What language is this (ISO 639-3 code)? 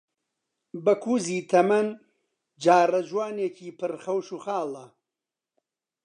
ckb